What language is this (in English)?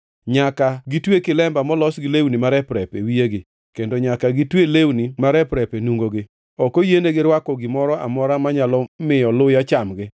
Luo (Kenya and Tanzania)